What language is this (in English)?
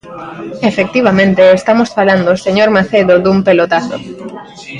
Galician